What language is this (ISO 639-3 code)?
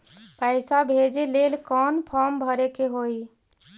mag